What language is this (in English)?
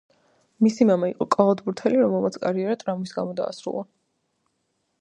Georgian